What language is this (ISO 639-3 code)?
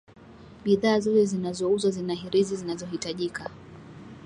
swa